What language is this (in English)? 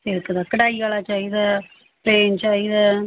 Punjabi